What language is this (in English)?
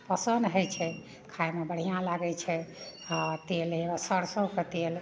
Maithili